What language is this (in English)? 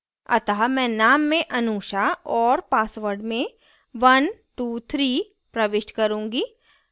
Hindi